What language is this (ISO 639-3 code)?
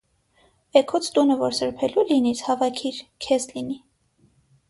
hye